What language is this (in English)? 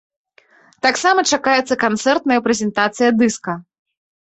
Belarusian